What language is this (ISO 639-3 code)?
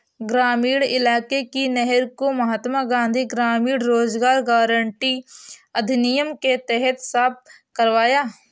hin